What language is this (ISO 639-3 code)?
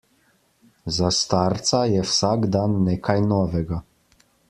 slv